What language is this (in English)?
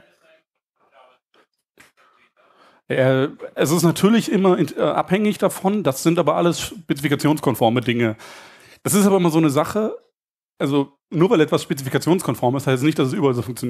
German